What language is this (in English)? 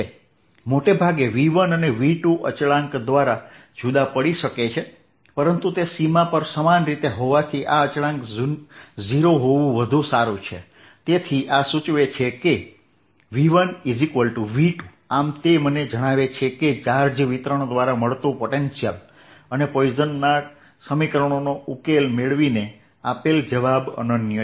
Gujarati